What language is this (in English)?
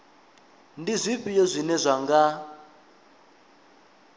Venda